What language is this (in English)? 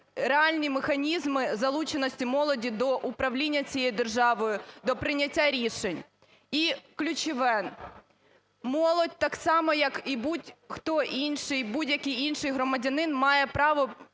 Ukrainian